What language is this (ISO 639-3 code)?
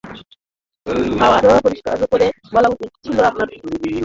ben